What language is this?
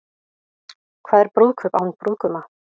Icelandic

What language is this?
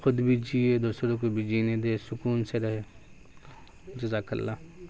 Urdu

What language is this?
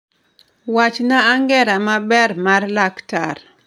Luo (Kenya and Tanzania)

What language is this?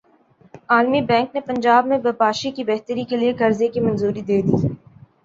Urdu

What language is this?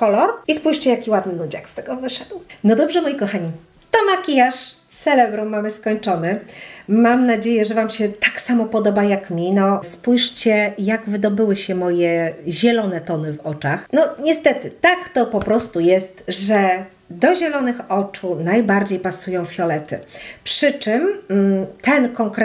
Polish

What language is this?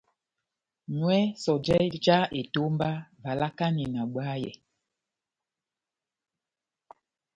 Batanga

